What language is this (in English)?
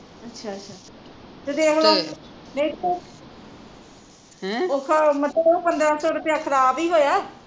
Punjabi